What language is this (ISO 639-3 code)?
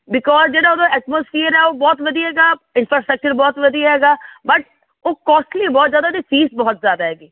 pan